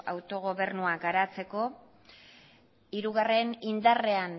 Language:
Basque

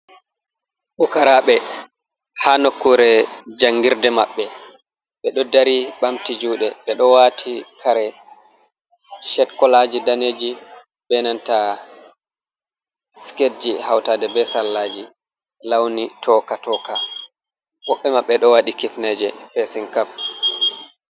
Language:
Fula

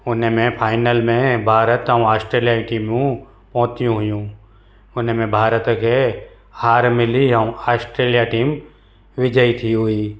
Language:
Sindhi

